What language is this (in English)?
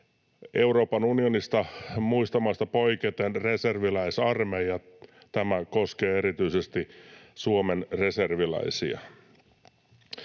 Finnish